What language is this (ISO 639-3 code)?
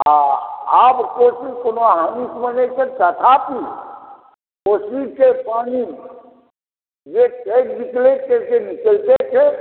mai